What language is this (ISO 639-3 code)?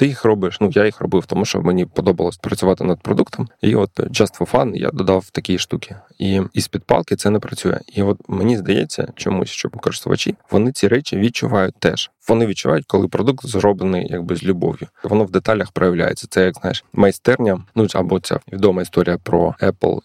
ukr